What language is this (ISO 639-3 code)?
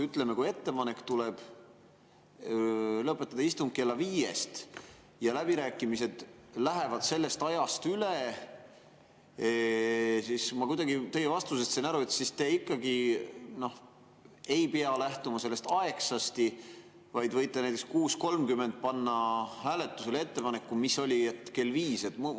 est